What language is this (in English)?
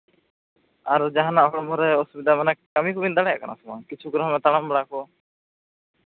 Santali